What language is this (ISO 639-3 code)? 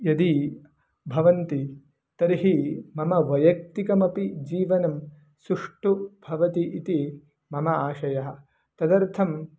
san